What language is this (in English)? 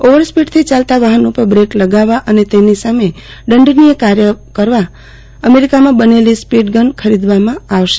Gujarati